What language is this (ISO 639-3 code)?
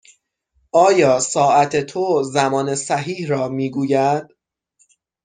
fas